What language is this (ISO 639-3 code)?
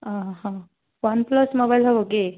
ori